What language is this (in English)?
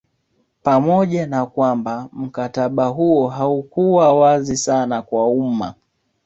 Swahili